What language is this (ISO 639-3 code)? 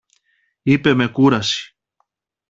ell